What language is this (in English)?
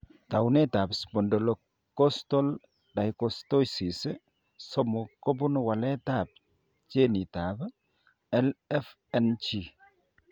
Kalenjin